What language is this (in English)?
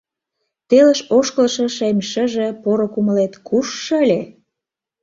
Mari